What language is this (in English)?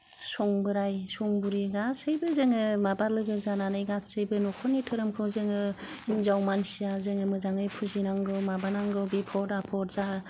Bodo